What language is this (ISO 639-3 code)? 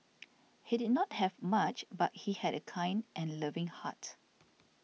eng